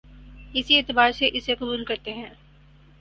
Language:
Urdu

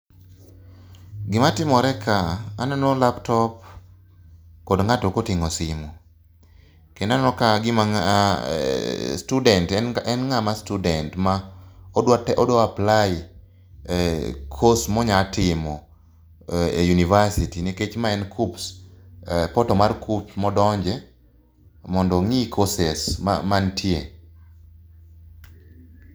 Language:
Luo (Kenya and Tanzania)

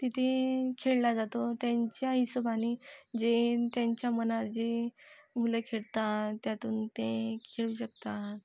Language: Marathi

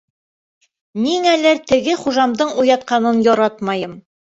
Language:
Bashkir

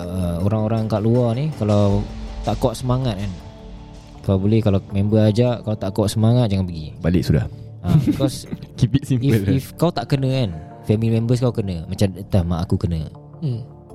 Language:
Malay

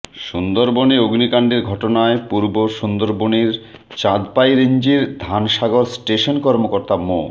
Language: Bangla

